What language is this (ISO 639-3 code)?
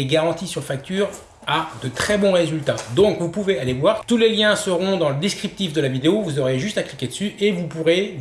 fra